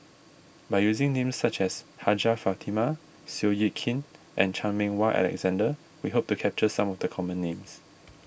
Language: English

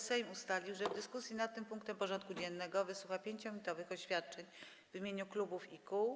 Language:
Polish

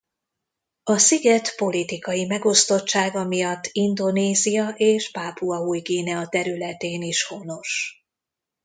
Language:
Hungarian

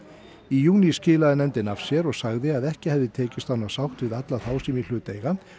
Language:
Icelandic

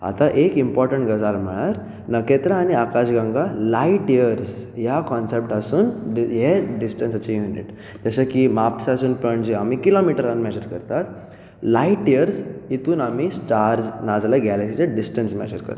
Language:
Konkani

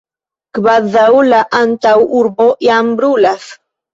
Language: Esperanto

